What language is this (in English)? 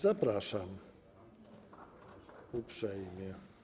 Polish